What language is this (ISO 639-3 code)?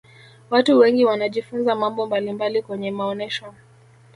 swa